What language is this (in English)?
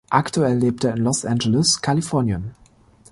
German